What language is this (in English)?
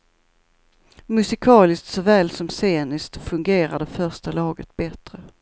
Swedish